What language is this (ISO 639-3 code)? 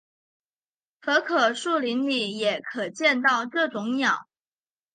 zho